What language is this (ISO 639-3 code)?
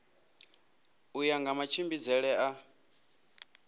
ven